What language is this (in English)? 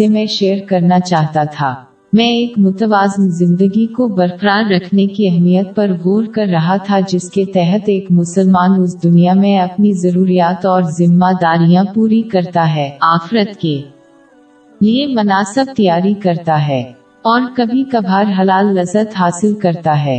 Urdu